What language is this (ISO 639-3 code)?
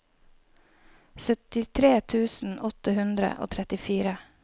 nor